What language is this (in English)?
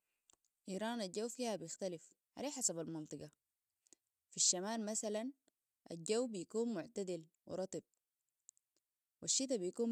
Sudanese Arabic